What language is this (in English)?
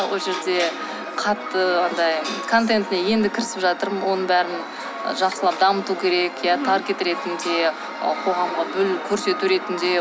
Kazakh